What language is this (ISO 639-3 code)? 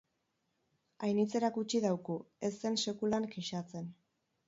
eus